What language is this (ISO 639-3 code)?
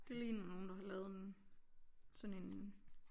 dan